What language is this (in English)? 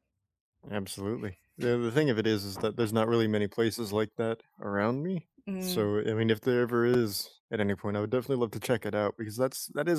English